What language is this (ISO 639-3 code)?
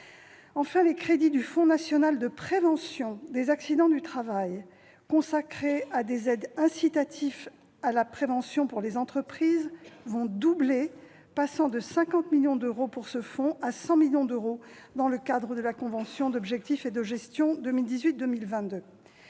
fra